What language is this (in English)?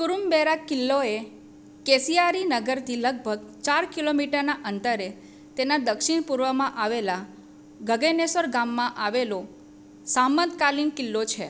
Gujarati